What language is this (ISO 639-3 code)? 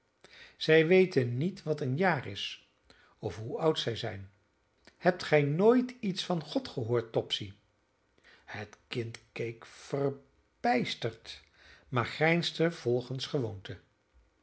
nld